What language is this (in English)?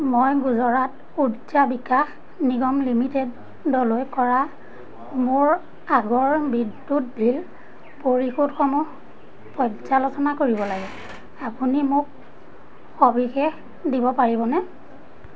Assamese